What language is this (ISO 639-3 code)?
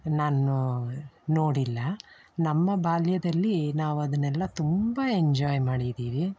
kan